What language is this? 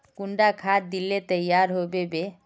Magahi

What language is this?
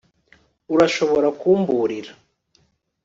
Kinyarwanda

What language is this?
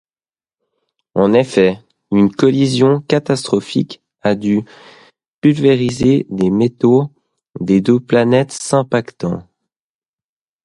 French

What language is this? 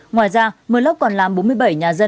Vietnamese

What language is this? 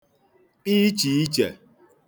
Igbo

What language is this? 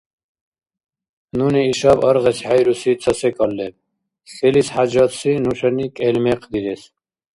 Dargwa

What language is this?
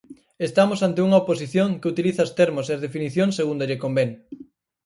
Galician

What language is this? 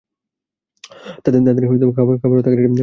Bangla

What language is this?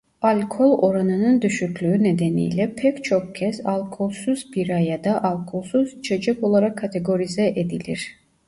Turkish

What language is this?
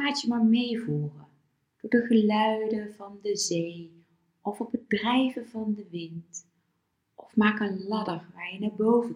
Dutch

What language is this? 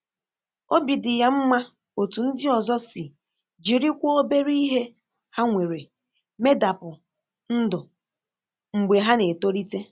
Igbo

